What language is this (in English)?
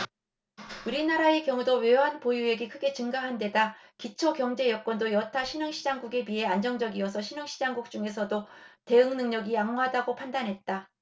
Korean